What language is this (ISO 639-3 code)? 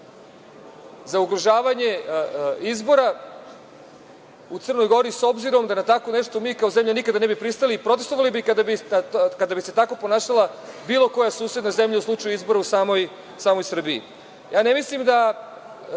srp